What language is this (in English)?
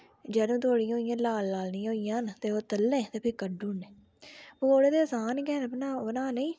Dogri